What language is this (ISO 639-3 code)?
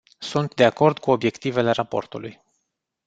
ron